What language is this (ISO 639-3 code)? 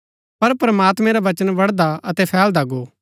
gbk